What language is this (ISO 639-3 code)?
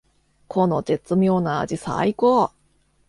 jpn